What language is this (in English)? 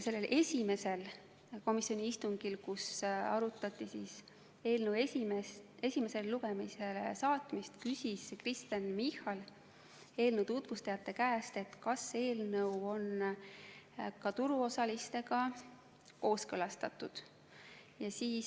Estonian